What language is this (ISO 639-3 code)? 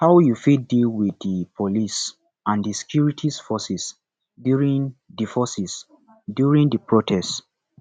pcm